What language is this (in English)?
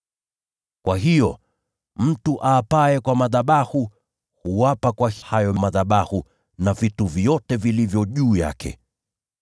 Swahili